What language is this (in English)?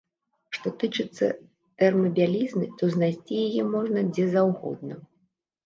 Belarusian